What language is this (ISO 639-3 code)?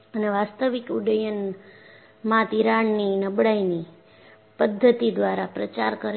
guj